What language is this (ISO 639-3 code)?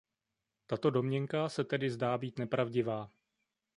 ces